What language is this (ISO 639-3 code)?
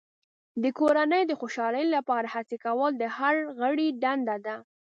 pus